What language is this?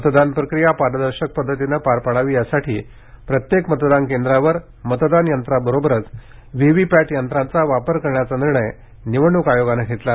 Marathi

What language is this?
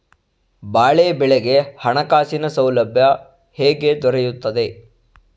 Kannada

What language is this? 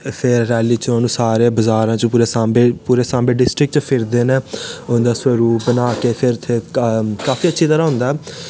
Dogri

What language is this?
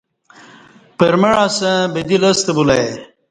Kati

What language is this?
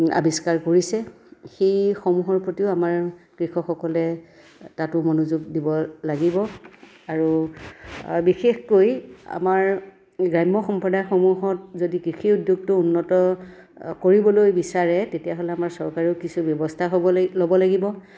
Assamese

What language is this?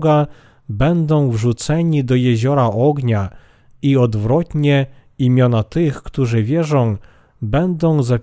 Polish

